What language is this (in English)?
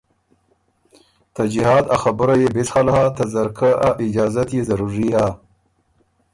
Ormuri